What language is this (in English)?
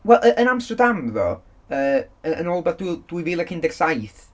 Welsh